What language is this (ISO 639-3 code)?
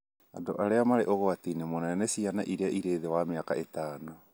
kik